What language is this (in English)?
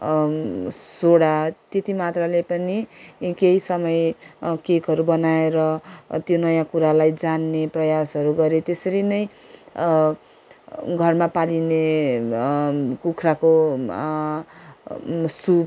Nepali